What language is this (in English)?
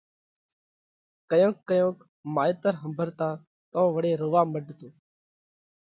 Parkari Koli